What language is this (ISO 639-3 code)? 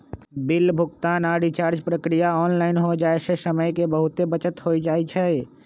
mag